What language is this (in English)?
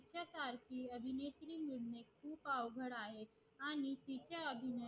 Marathi